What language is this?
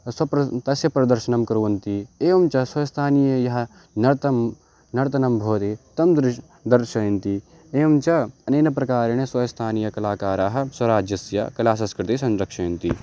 Sanskrit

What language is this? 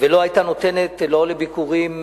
Hebrew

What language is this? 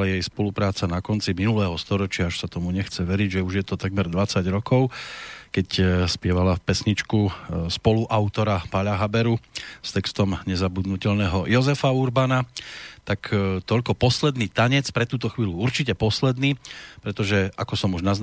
Slovak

